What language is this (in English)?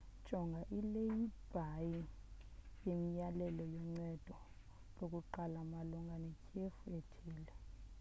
Xhosa